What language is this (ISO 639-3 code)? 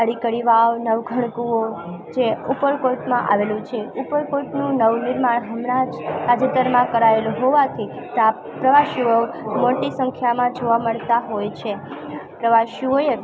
guj